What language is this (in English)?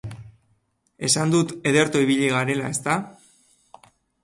Basque